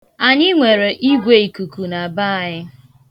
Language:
Igbo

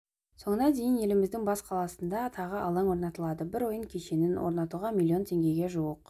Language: Kazakh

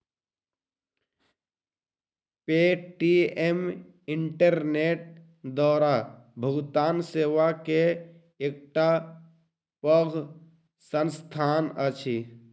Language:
Maithili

